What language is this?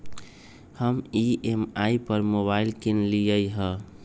Magahi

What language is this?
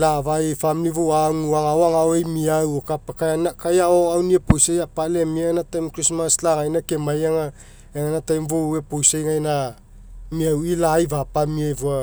Mekeo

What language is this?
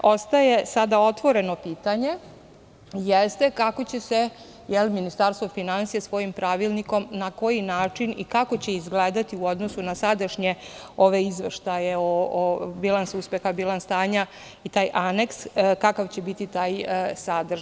Serbian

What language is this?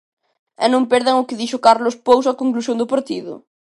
Galician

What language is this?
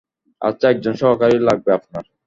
Bangla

